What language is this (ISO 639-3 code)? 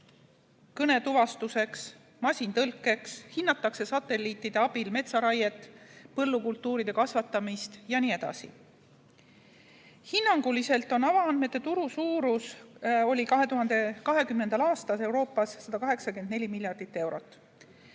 est